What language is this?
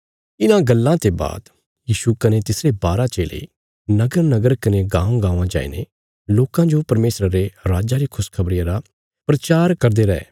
Bilaspuri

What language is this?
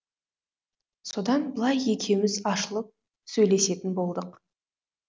Kazakh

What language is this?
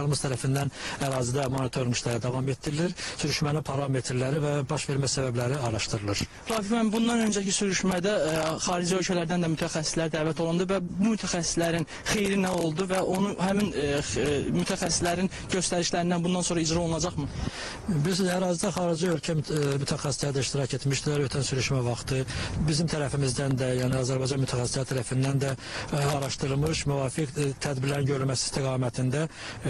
Turkish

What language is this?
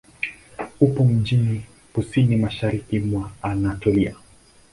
Swahili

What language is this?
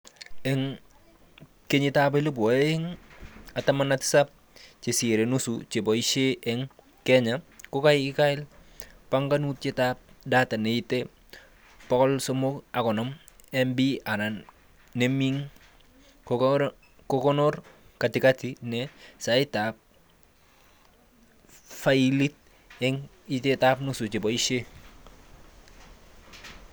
Kalenjin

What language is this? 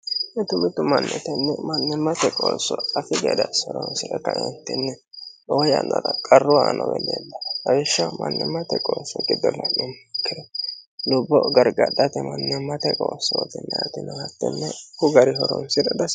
Sidamo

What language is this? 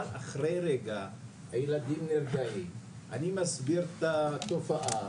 Hebrew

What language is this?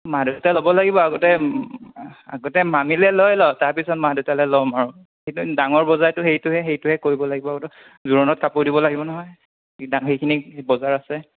Assamese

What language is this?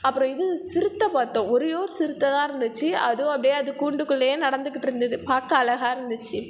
Tamil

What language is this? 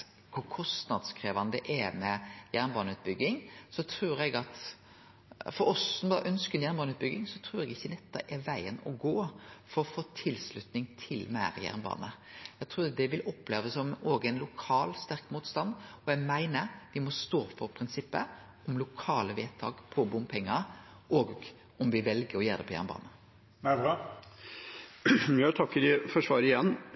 Norwegian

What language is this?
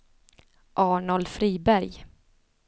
Swedish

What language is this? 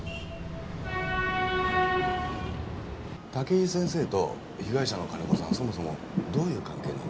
Japanese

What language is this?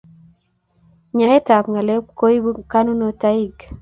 Kalenjin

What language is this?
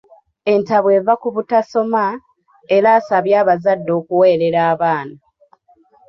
Ganda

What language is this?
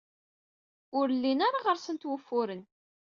Kabyle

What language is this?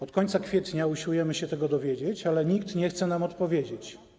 Polish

